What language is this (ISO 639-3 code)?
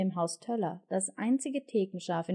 deu